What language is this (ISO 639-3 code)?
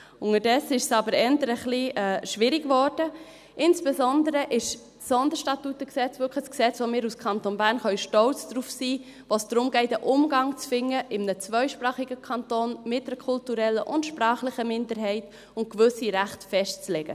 gsw